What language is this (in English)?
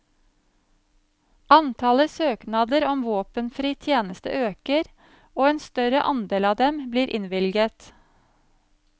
Norwegian